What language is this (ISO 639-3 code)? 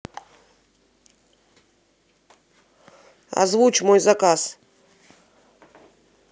rus